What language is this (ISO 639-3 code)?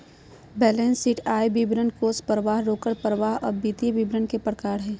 mag